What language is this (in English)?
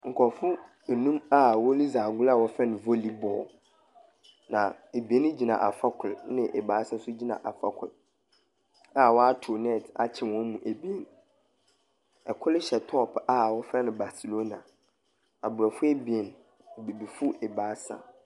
Akan